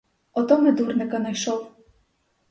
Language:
Ukrainian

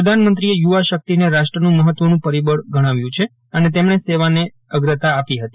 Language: Gujarati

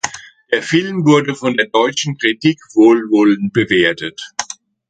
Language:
German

